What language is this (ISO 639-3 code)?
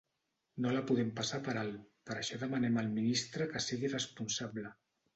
cat